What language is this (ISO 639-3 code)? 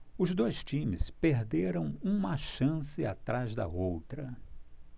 por